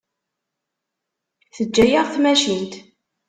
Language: Kabyle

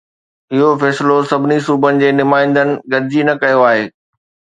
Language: Sindhi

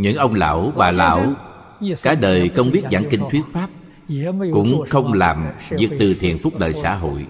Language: Vietnamese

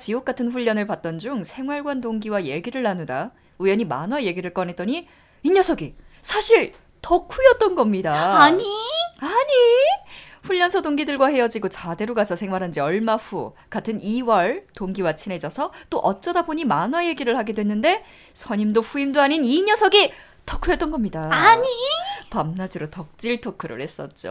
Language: Korean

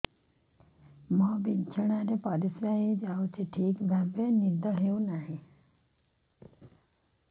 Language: Odia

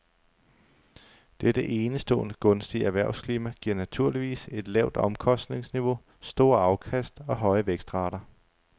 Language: Danish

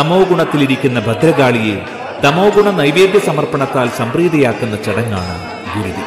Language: Malayalam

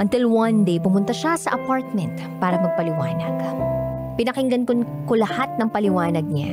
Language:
Filipino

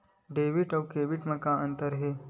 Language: Chhattisgarhi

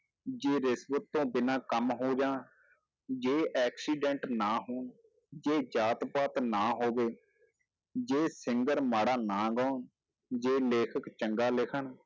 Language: Punjabi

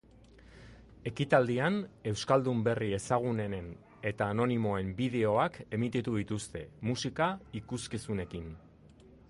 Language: Basque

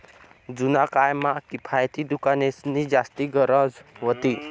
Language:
Marathi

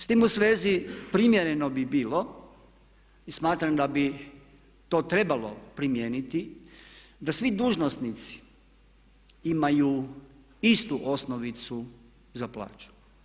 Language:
Croatian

